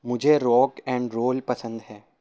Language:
Urdu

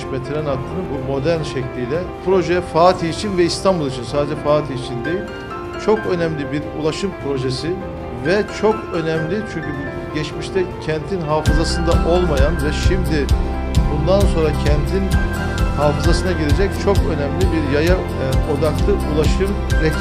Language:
Turkish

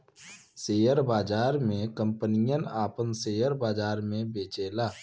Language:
Bhojpuri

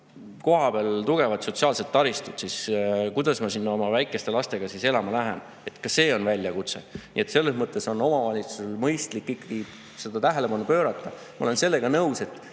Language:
Estonian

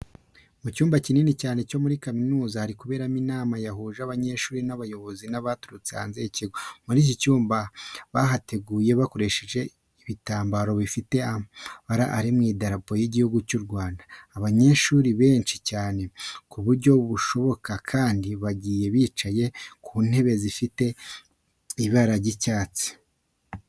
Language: Kinyarwanda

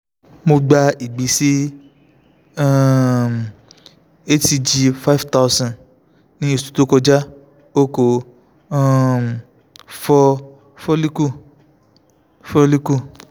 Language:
Yoruba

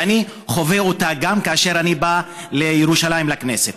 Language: Hebrew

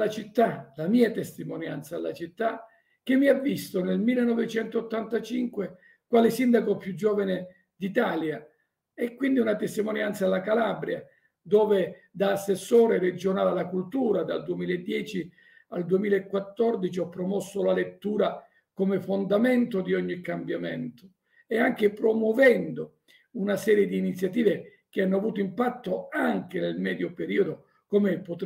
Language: Italian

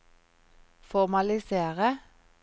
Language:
Norwegian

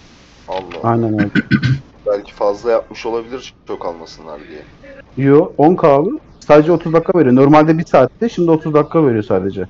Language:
Turkish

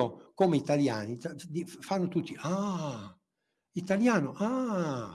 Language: Italian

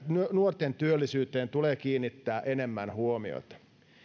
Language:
Finnish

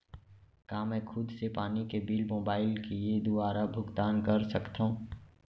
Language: Chhattisgarhi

